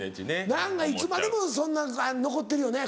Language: Japanese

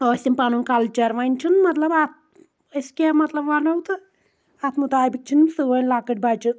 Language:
Kashmiri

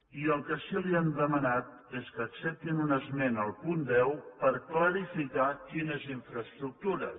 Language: Catalan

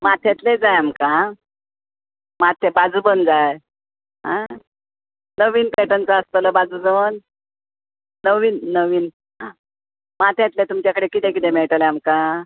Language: Konkani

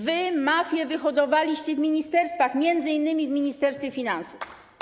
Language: Polish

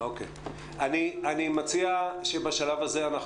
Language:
Hebrew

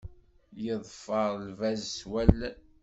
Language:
Kabyle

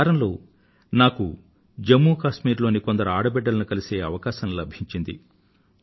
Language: Telugu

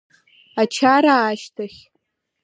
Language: Abkhazian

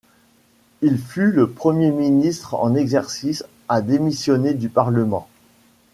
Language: French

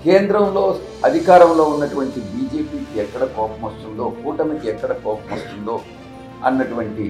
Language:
Telugu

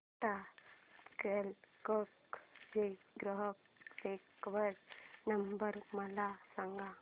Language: Marathi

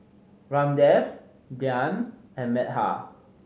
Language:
English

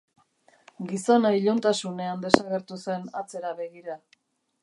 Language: Basque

